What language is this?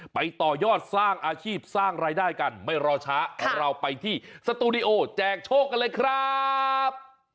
Thai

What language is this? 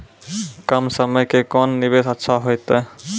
Maithili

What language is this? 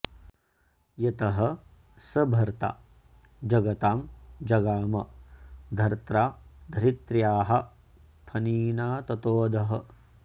Sanskrit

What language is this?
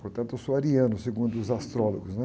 Portuguese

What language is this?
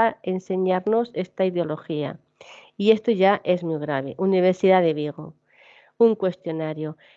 Spanish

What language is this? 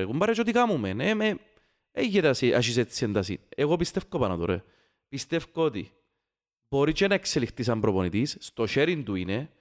Greek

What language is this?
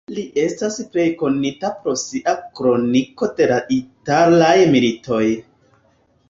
Esperanto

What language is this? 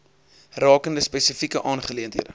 Afrikaans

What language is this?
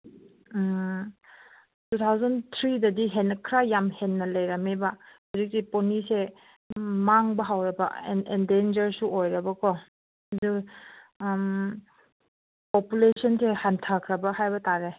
Manipuri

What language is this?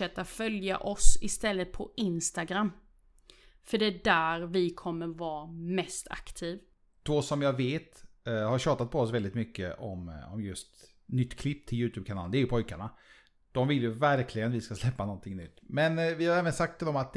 Swedish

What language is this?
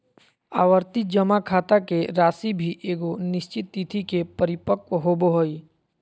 Magahi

